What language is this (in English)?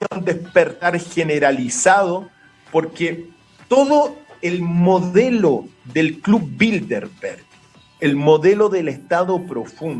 Spanish